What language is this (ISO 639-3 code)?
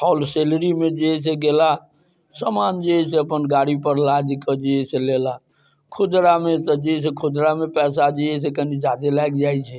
mai